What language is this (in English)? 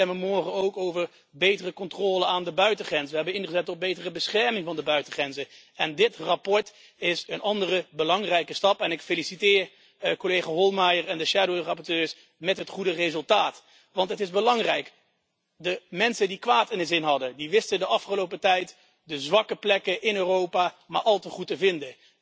Dutch